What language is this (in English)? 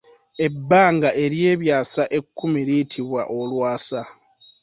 Ganda